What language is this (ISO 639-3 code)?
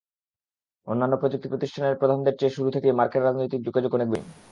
ben